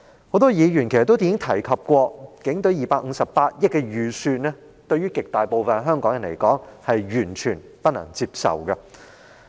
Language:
Cantonese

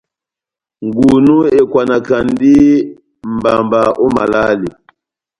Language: Batanga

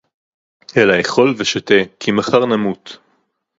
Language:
Hebrew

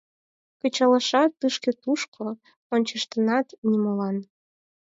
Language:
Mari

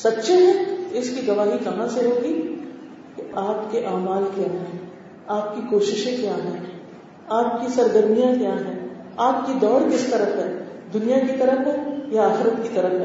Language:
Urdu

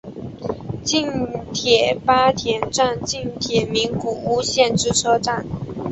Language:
Chinese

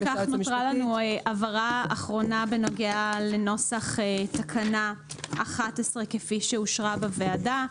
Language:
Hebrew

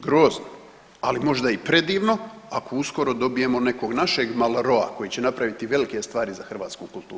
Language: Croatian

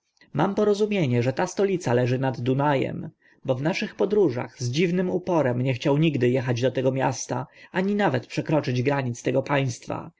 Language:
Polish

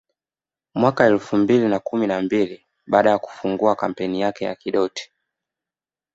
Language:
Swahili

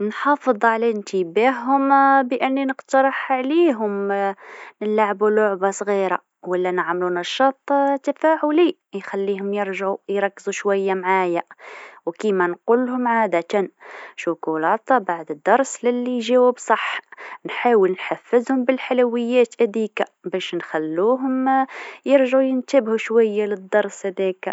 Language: Tunisian Arabic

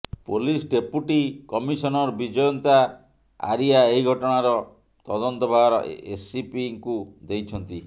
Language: Odia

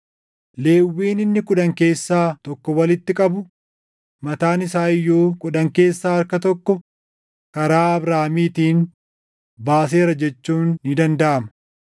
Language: Oromo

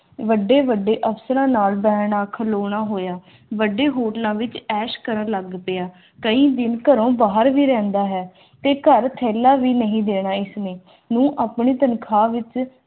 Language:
Punjabi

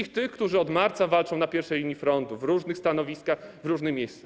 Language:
Polish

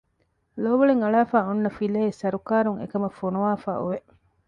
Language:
Divehi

